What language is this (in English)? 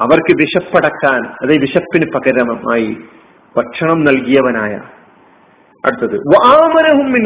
Malayalam